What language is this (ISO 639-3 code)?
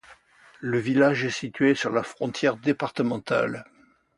fra